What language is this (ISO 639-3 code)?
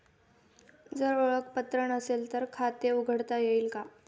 mar